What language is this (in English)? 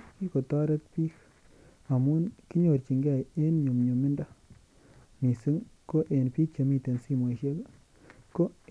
Kalenjin